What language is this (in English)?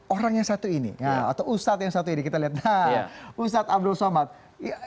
Indonesian